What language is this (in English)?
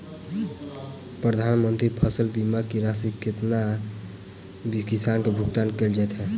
Maithili